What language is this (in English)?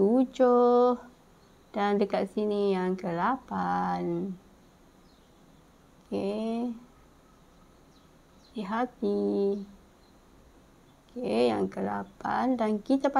Malay